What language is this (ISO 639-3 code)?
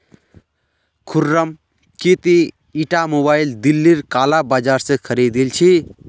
mag